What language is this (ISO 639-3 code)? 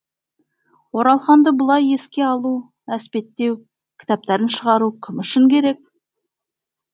kaz